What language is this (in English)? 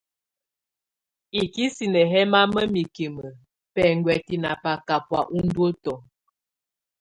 Tunen